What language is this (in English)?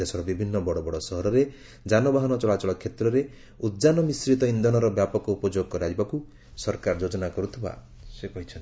Odia